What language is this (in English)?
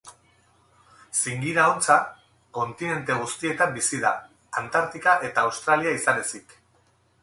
Basque